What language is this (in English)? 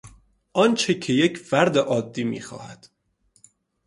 Persian